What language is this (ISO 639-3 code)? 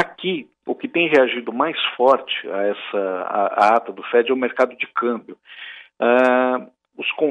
por